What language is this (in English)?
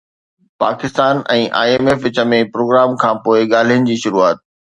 Sindhi